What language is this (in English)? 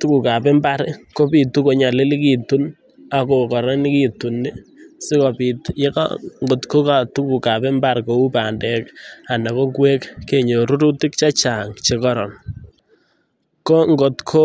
Kalenjin